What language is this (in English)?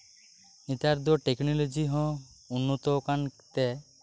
Santali